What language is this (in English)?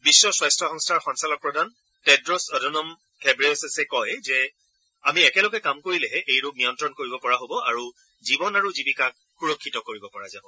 Assamese